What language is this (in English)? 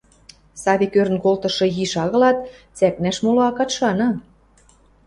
Western Mari